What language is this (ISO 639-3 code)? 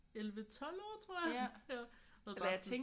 dan